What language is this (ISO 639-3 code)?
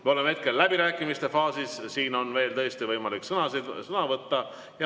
est